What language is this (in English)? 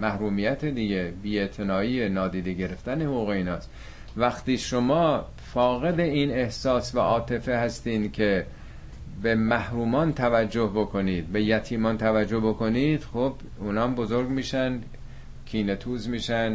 Persian